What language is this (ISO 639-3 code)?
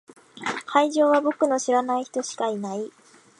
jpn